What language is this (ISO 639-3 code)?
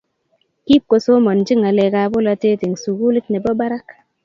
kln